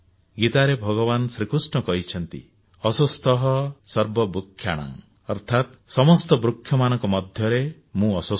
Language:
Odia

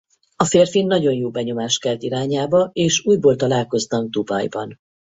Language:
Hungarian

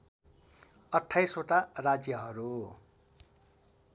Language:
Nepali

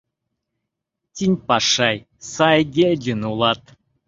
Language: Mari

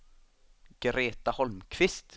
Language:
Swedish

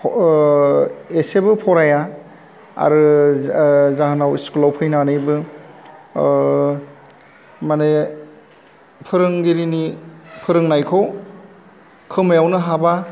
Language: Bodo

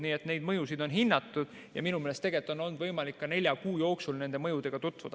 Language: Estonian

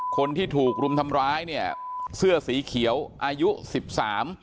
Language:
Thai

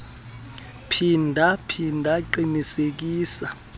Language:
Xhosa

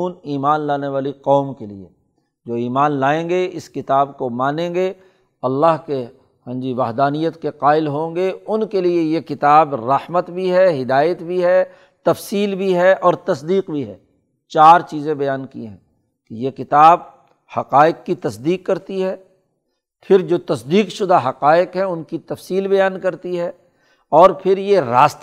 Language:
Urdu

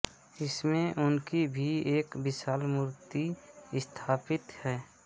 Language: Hindi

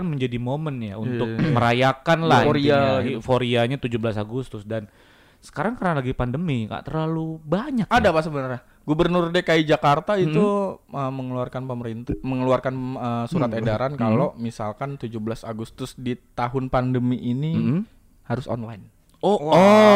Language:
Indonesian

